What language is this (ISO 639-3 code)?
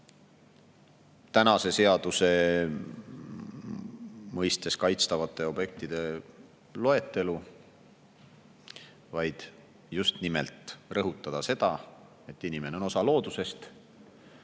est